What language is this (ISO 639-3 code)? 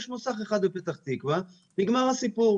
heb